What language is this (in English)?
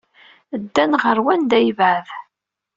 Kabyle